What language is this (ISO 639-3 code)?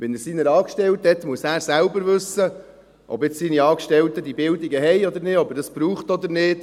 gsw